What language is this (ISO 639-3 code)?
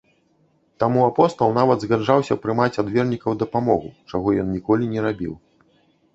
bel